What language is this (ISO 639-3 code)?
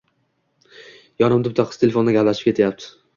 uzb